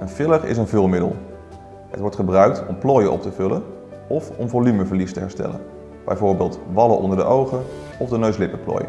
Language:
Dutch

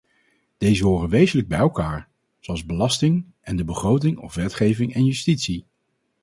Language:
Dutch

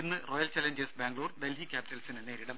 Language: Malayalam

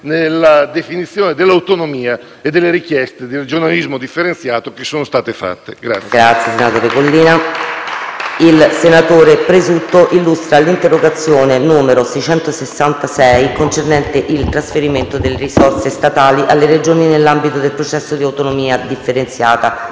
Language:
Italian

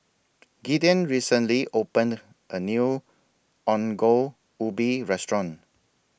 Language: English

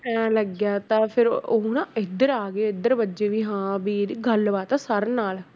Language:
Punjabi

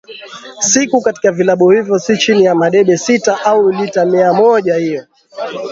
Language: Swahili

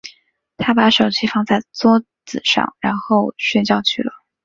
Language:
Chinese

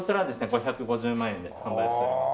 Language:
Japanese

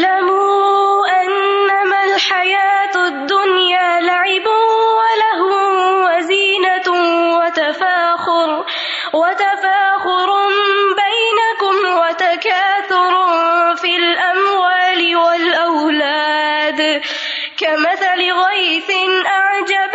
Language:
Urdu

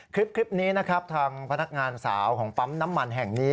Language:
Thai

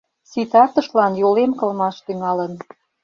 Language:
Mari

